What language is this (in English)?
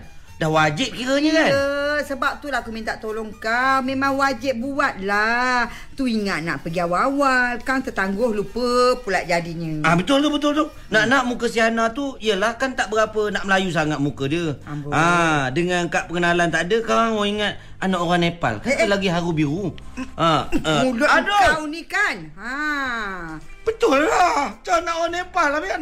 Malay